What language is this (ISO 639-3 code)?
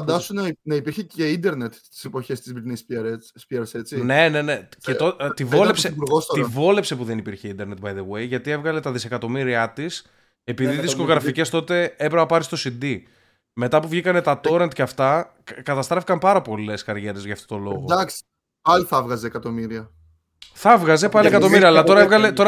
ell